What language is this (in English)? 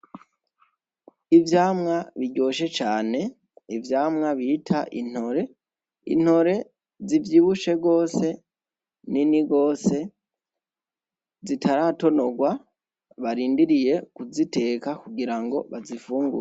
Rundi